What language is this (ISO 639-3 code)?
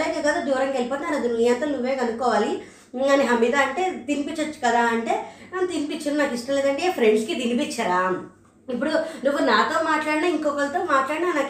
tel